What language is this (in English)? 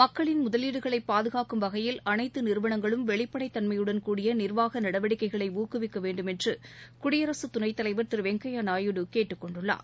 Tamil